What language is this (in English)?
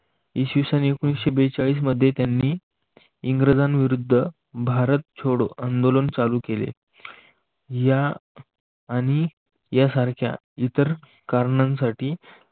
Marathi